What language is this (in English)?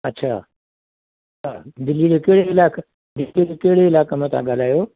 Sindhi